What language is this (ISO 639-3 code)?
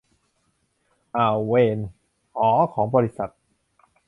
tha